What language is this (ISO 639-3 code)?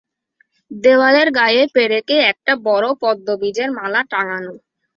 ben